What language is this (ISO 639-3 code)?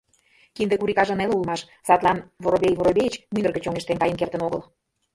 chm